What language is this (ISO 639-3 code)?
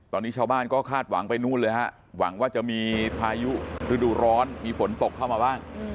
tha